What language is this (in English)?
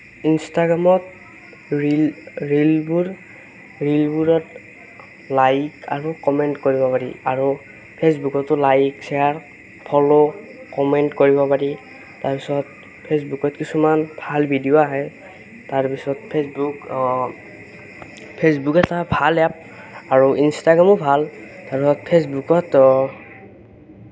Assamese